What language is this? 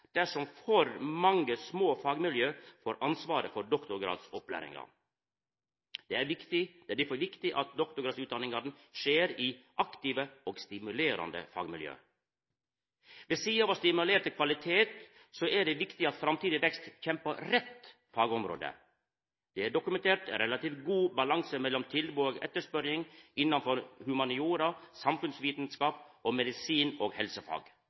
Norwegian Nynorsk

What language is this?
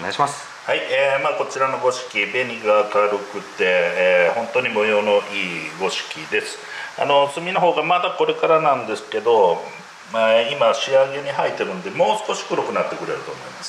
Japanese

